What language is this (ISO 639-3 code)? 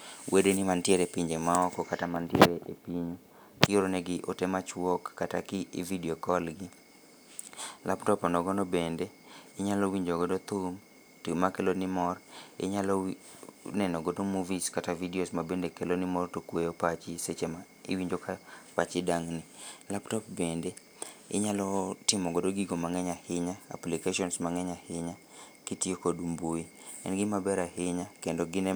luo